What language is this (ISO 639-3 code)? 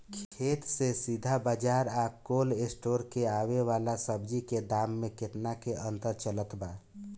bho